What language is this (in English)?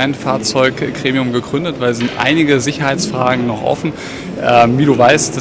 German